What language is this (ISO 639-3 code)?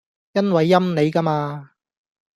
yue